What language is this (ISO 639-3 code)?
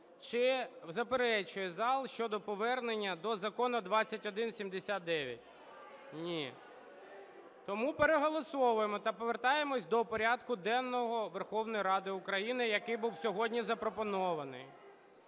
ukr